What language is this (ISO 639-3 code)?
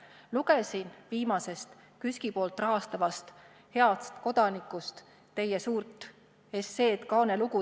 est